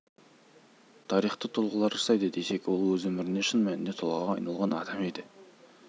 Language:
Kazakh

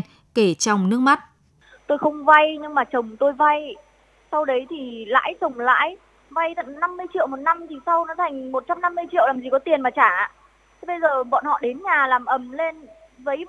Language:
Vietnamese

